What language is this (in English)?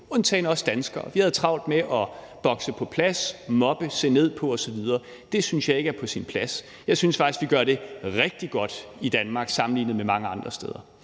Danish